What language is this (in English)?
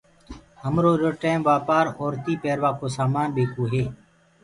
Gurgula